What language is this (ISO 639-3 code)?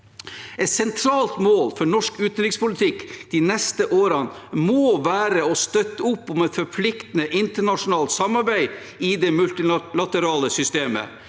nor